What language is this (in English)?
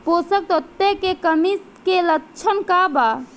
Bhojpuri